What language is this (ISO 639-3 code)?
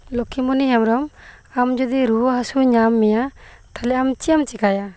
sat